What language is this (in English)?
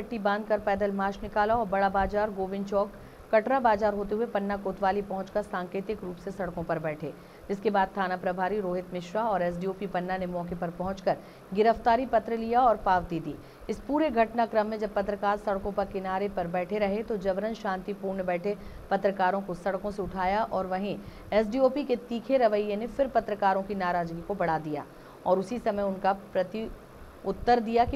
Hindi